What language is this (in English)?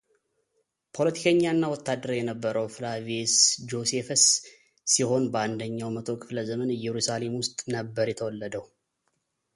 Amharic